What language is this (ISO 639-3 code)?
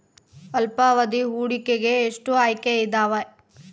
kan